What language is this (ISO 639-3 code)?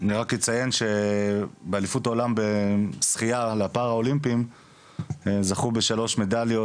heb